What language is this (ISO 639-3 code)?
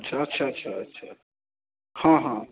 mai